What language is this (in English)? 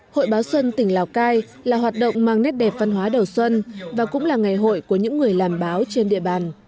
Vietnamese